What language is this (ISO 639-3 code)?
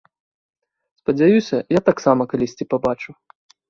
bel